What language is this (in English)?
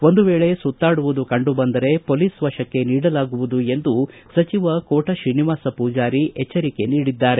Kannada